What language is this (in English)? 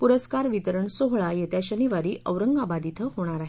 Marathi